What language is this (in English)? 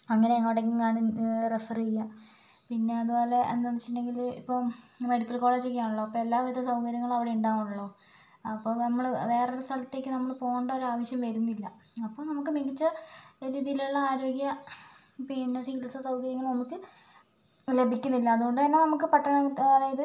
Malayalam